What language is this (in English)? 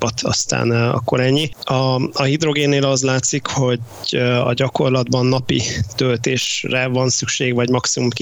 Hungarian